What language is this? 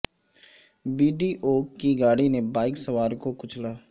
Urdu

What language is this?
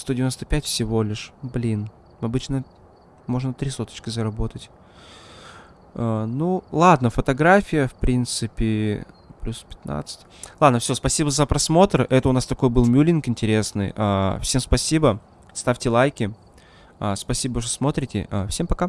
Russian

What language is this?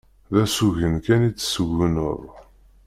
Kabyle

